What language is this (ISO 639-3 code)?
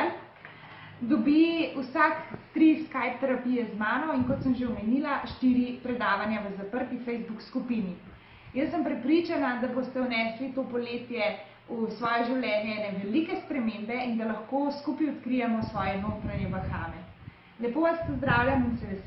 slv